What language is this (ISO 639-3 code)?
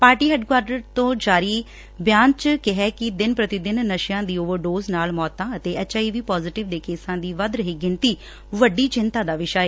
pan